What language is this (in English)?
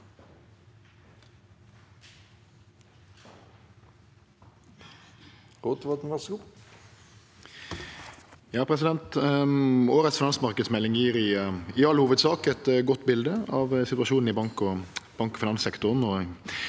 Norwegian